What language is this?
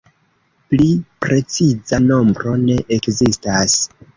Esperanto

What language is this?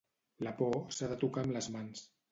Catalan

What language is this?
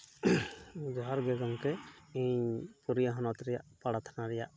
Santali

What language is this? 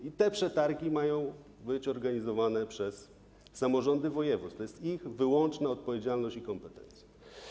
Polish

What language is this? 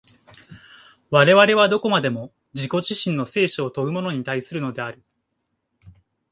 Japanese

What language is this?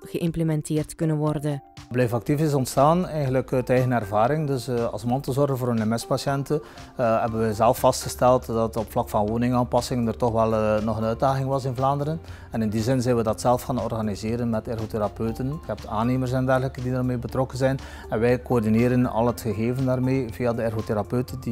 Dutch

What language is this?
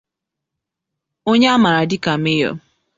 Igbo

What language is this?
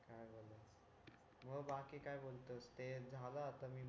Marathi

